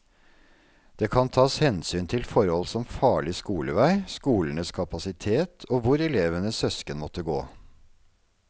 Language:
Norwegian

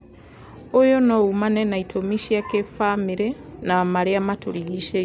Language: Kikuyu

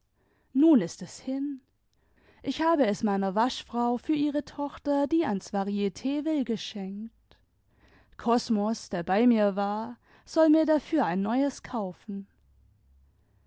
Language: German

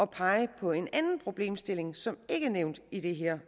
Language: Danish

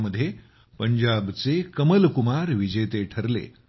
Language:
Marathi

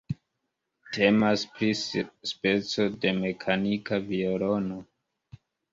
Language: Esperanto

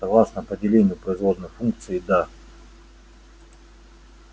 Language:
Russian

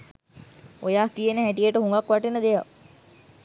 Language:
Sinhala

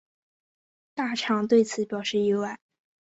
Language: Chinese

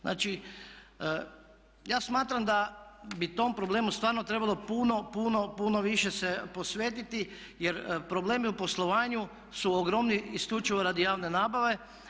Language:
Croatian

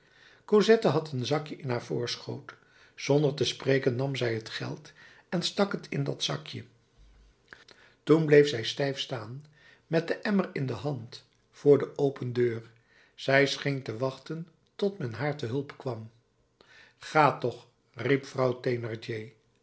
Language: Dutch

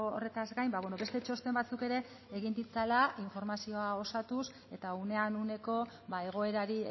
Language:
Basque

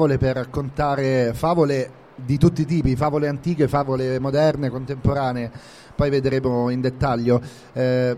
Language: Italian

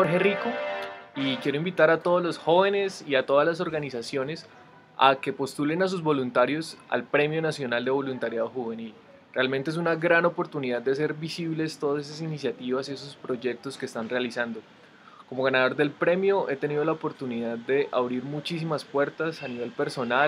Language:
Spanish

